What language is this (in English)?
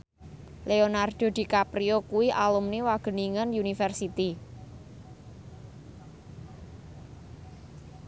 Javanese